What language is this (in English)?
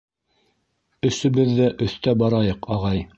Bashkir